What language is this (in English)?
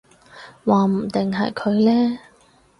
Cantonese